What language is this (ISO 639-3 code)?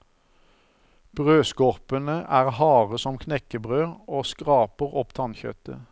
nor